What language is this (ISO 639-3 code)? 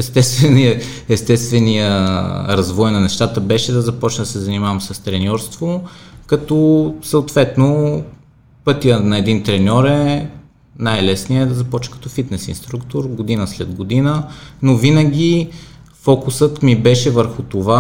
bul